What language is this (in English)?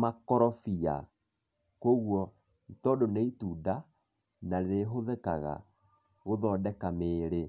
Kikuyu